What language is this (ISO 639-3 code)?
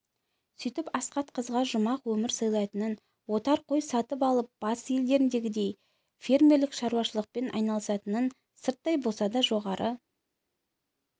kaz